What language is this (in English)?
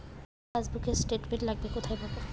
Bangla